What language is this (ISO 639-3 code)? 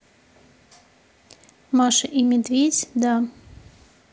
rus